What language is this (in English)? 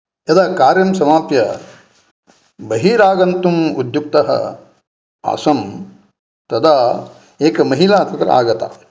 Sanskrit